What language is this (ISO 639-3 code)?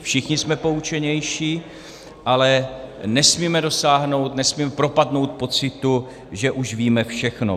ces